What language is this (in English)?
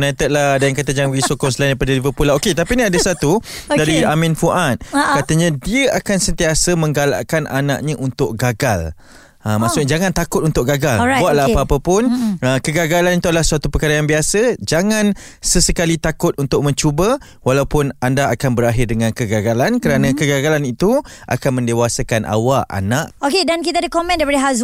Malay